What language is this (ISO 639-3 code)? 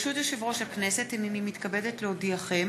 heb